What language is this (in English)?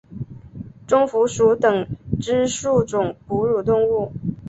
Chinese